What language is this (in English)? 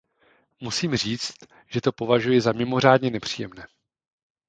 Czech